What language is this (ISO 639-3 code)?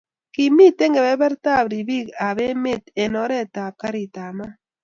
kln